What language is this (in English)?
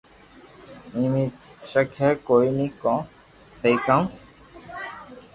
Loarki